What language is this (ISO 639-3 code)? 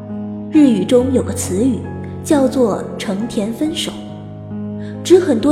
zho